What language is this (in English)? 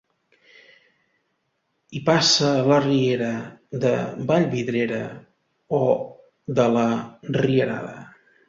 Catalan